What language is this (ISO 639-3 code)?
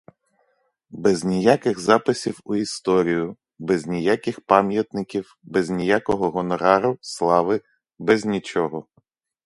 ukr